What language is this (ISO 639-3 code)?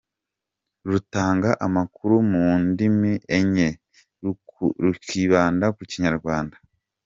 kin